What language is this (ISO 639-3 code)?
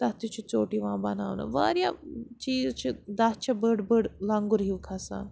kas